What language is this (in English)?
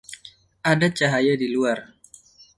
Indonesian